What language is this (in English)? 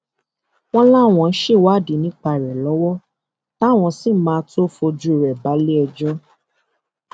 Yoruba